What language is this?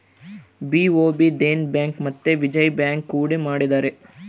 Kannada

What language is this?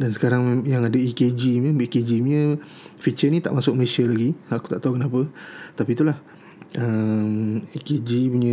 Malay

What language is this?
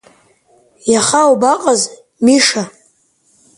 Abkhazian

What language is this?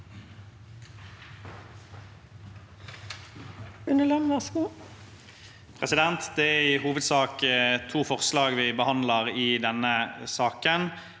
Norwegian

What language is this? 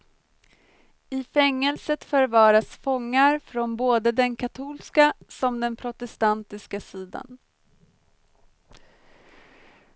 Swedish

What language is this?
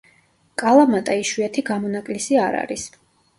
Georgian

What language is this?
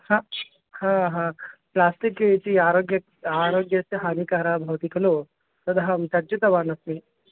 Sanskrit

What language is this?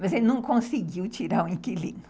Portuguese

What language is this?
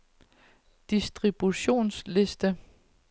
Danish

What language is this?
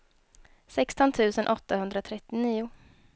Swedish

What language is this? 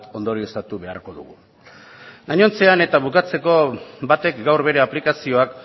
Basque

